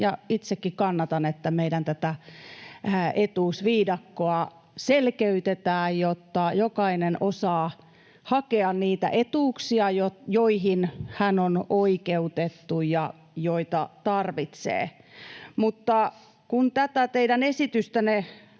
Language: Finnish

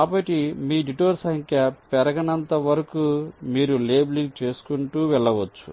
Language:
Telugu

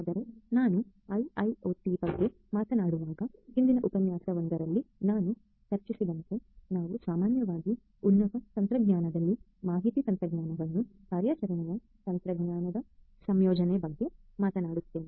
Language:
Kannada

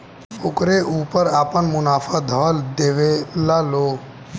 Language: Bhojpuri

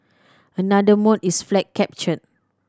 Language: English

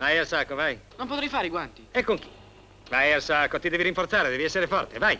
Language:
Italian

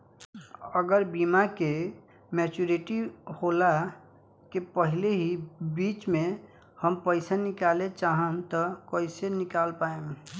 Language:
Bhojpuri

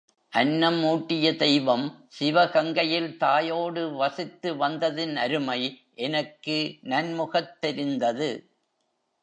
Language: Tamil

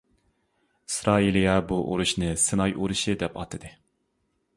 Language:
Uyghur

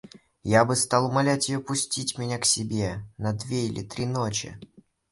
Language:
Russian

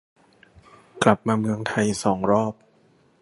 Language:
Thai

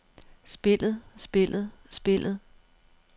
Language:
Danish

